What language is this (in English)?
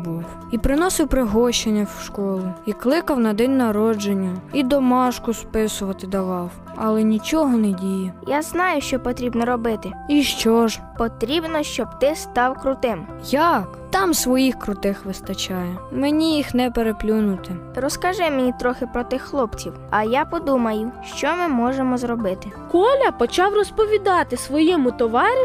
Ukrainian